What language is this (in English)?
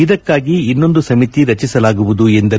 Kannada